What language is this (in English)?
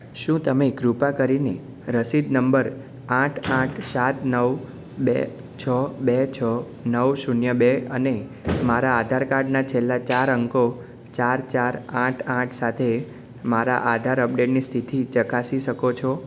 Gujarati